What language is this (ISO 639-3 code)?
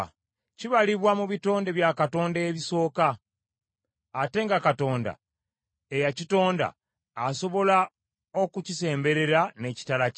lug